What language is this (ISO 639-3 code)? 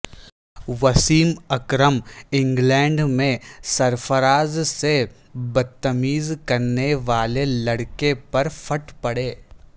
urd